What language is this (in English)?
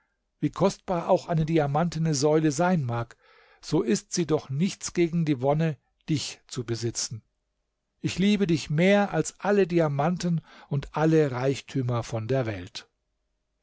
German